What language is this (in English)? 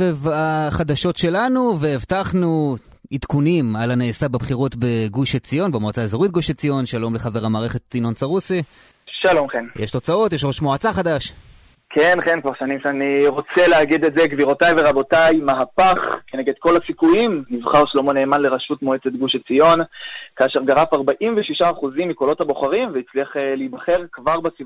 Hebrew